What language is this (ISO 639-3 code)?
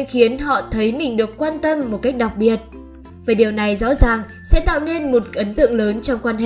vie